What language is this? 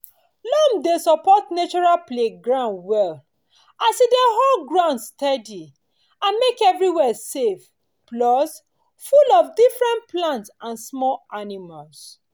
Nigerian Pidgin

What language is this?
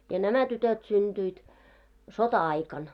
Finnish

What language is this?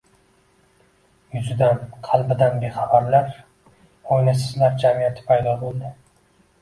Uzbek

